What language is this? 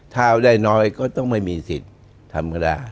Thai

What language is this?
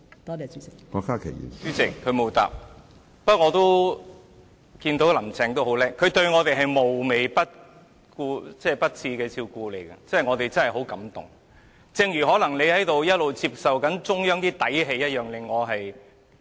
Cantonese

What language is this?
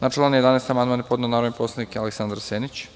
Serbian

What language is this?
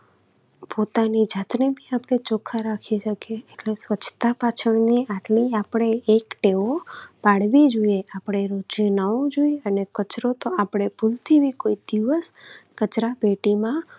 Gujarati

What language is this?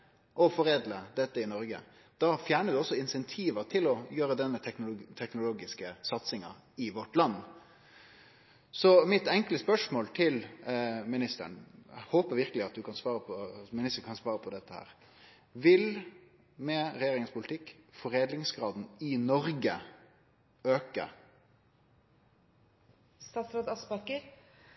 Norwegian Nynorsk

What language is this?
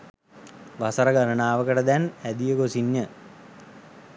Sinhala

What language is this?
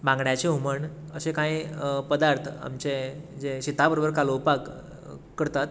Konkani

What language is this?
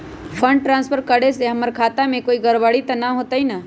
Magahi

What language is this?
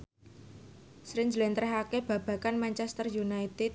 Javanese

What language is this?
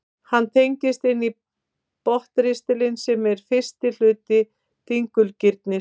Icelandic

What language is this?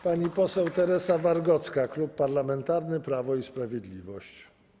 Polish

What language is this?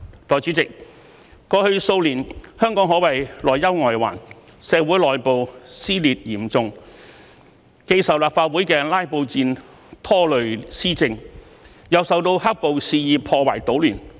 Cantonese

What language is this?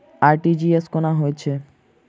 Maithili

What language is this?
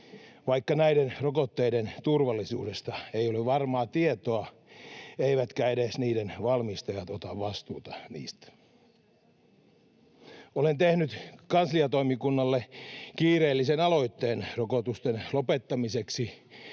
Finnish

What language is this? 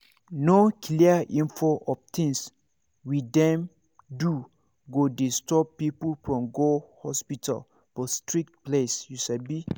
Nigerian Pidgin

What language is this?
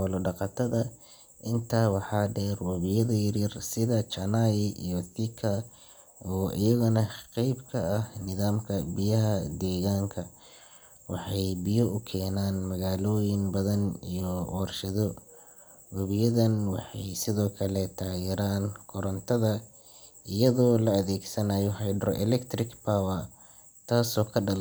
Somali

